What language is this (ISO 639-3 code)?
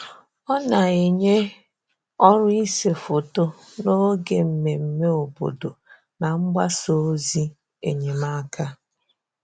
ibo